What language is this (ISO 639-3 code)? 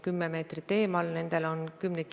est